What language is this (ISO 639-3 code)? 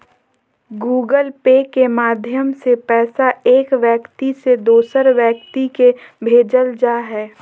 mag